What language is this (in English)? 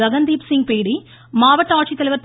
Tamil